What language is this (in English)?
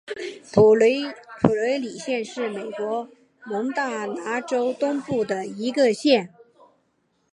Chinese